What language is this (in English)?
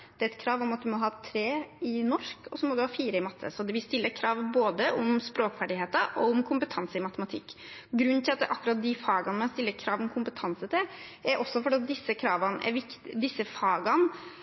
Norwegian Bokmål